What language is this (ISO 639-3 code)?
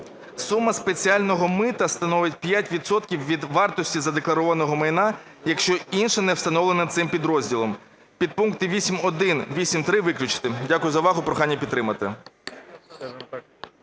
ukr